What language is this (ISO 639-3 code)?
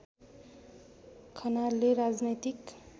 nep